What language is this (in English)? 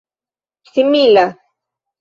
Esperanto